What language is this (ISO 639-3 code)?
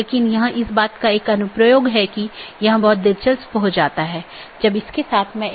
hin